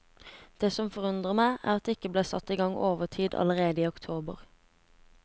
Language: Norwegian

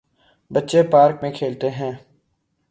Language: Urdu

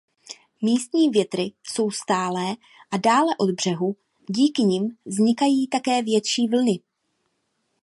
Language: Czech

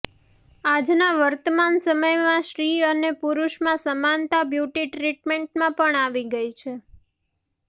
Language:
Gujarati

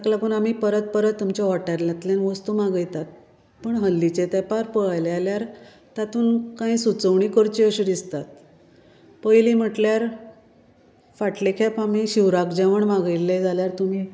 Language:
Konkani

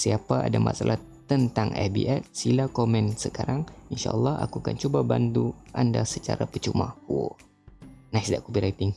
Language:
Malay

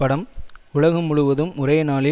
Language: Tamil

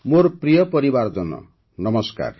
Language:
Odia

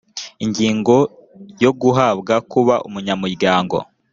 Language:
Kinyarwanda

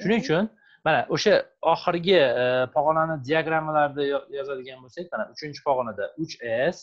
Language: Turkish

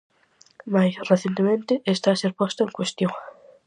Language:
Galician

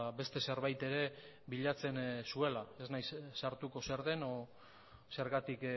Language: Basque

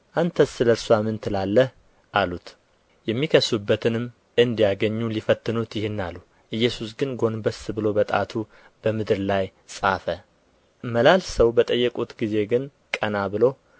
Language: Amharic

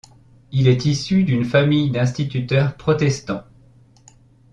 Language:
French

